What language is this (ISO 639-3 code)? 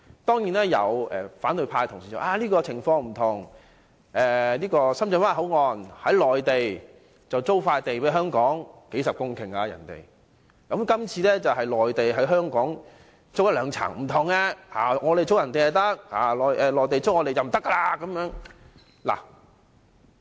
yue